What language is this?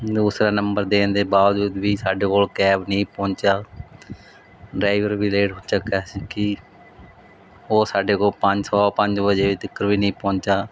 Punjabi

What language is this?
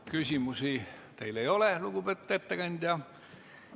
Estonian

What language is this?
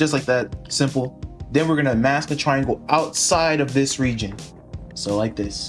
English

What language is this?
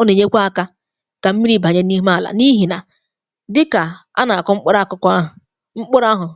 Igbo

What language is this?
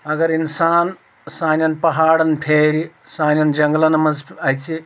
Kashmiri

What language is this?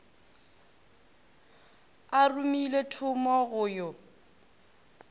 Northern Sotho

